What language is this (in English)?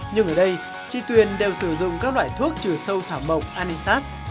Vietnamese